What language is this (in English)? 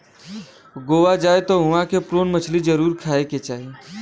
Bhojpuri